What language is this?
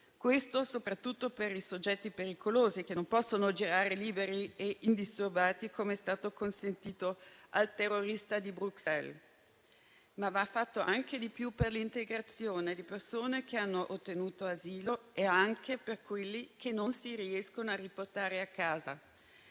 Italian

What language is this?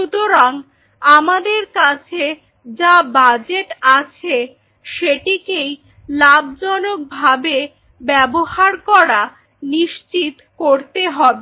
Bangla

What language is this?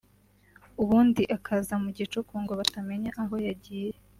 Kinyarwanda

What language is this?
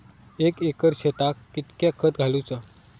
Marathi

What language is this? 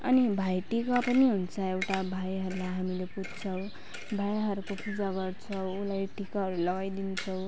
Nepali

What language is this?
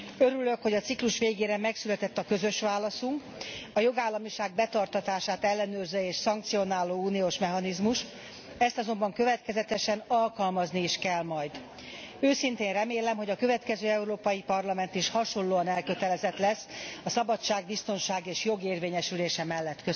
Hungarian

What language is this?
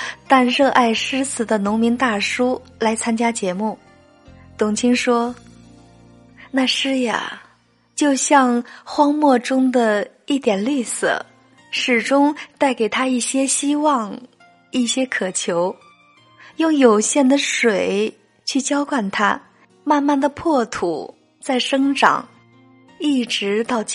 Chinese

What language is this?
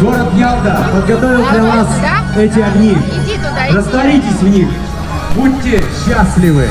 Russian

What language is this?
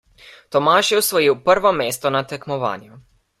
Slovenian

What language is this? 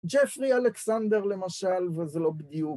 Hebrew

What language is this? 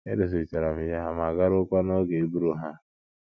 Igbo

